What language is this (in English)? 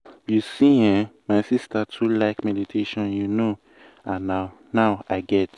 Nigerian Pidgin